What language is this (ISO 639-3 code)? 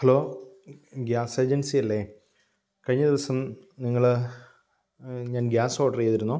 mal